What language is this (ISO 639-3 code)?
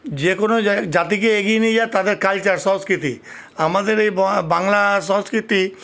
ben